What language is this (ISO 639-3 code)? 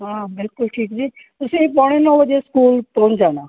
pan